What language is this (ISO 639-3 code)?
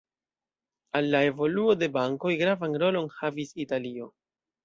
epo